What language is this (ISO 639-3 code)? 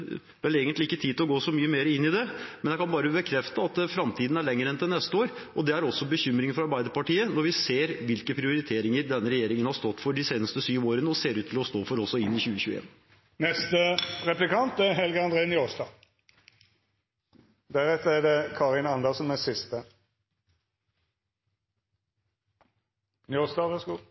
nor